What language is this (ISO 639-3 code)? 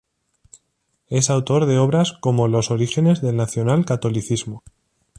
spa